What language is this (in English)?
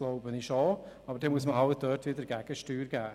Swiss German